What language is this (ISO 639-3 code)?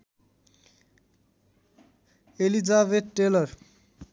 nep